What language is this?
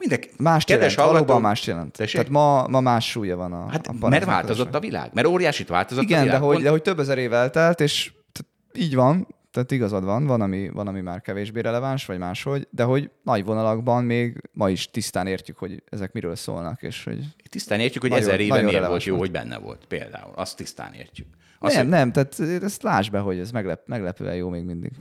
Hungarian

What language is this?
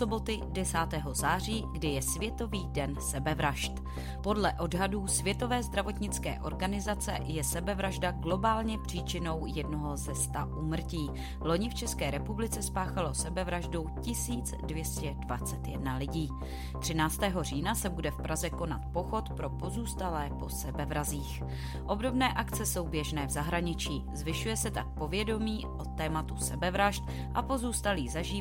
Czech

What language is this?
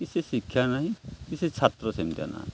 Odia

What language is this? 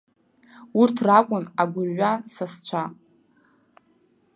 Abkhazian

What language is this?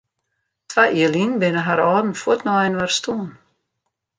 Western Frisian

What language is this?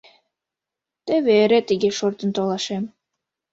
Mari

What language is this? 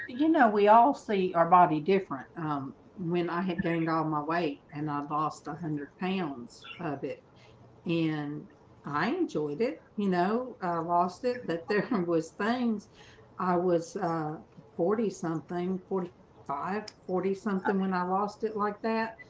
English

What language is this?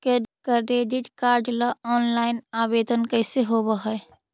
Magahi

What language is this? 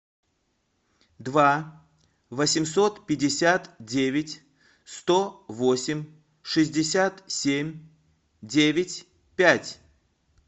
Russian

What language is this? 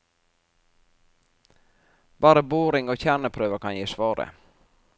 Norwegian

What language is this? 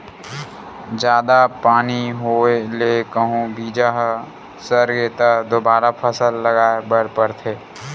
Chhattisgarhi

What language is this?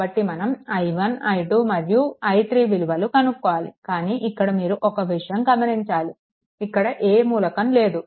Telugu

